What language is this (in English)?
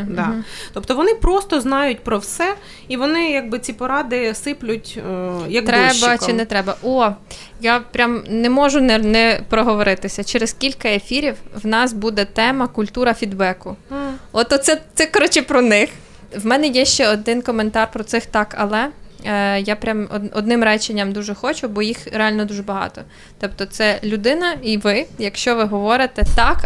Ukrainian